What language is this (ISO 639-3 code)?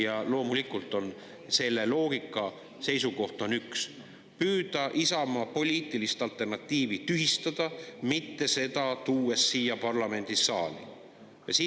est